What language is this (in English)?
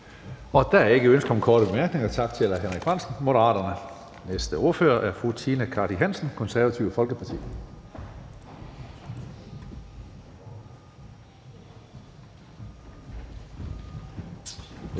Danish